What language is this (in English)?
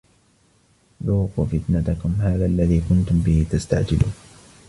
Arabic